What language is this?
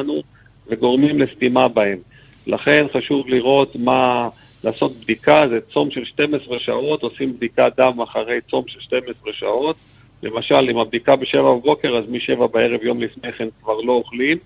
Hebrew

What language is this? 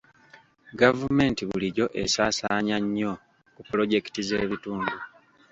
Ganda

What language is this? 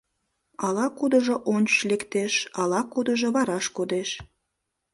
Mari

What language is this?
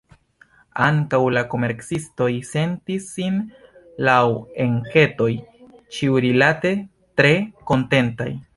Esperanto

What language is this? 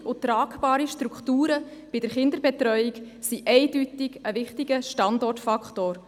Swiss German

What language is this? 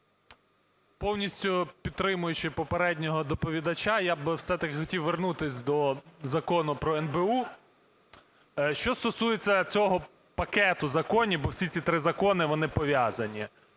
Ukrainian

